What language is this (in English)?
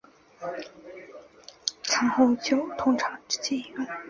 Chinese